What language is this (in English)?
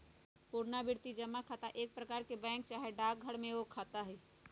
Magahi